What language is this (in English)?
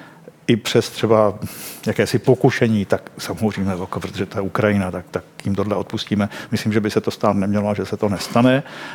Czech